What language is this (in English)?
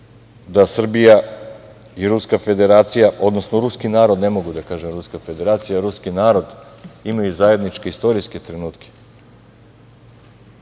Serbian